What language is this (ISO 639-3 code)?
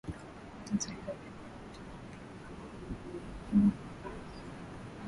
swa